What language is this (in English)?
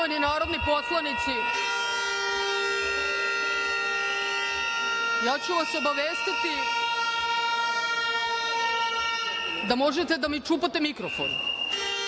Serbian